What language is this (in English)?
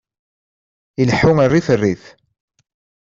Kabyle